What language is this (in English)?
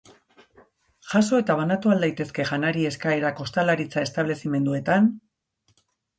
Basque